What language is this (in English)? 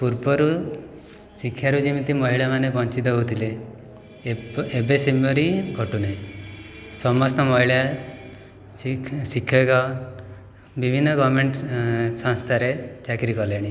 Odia